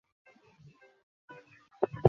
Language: Bangla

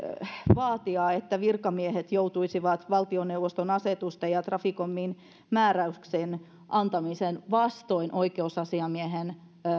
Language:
Finnish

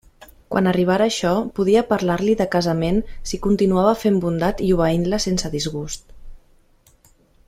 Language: Catalan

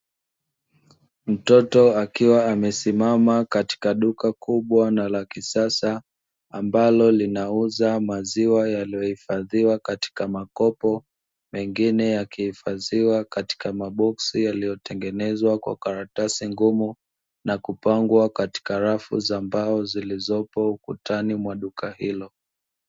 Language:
Swahili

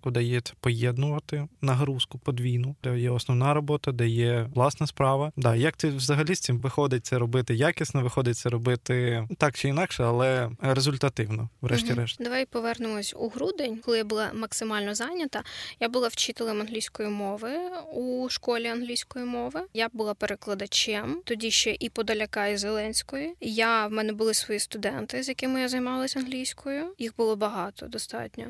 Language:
Ukrainian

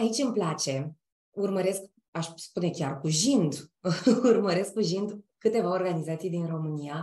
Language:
Romanian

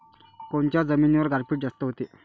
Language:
Marathi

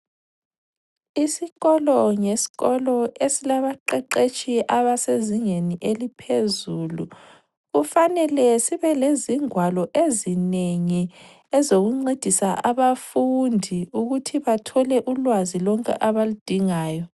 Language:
North Ndebele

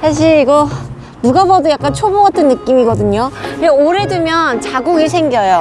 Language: Korean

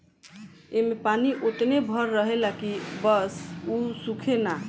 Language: Bhojpuri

